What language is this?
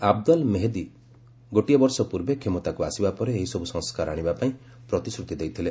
Odia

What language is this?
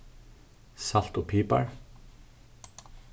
Faroese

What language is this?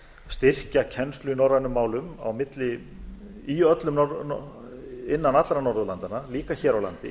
Icelandic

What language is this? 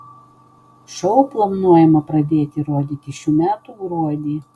Lithuanian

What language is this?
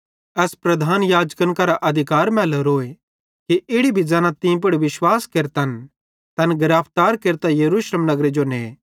Bhadrawahi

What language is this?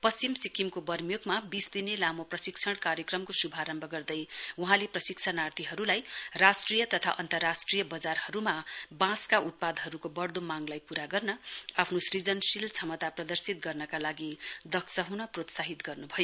Nepali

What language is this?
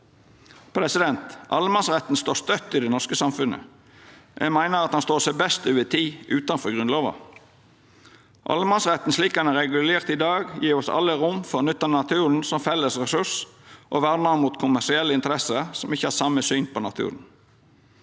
Norwegian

